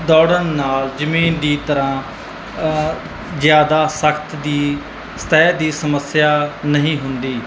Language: Punjabi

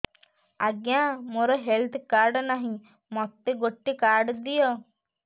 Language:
Odia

